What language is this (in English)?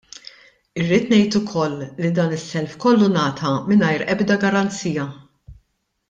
Maltese